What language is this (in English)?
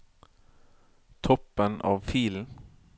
Norwegian